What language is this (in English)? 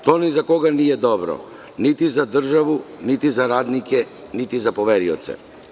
Serbian